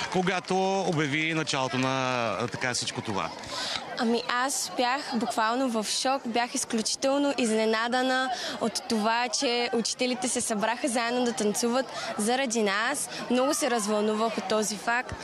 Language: Bulgarian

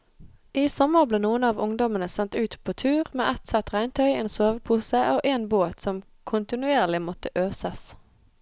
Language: Norwegian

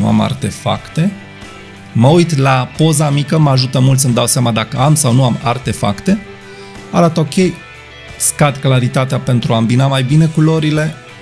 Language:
Romanian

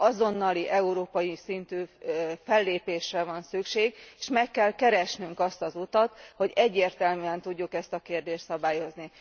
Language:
Hungarian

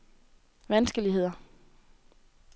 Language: Danish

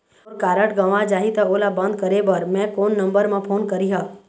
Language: Chhattisgarhi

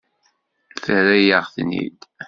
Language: Kabyle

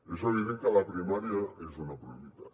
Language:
Catalan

